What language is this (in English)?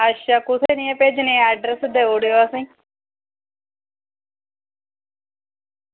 Dogri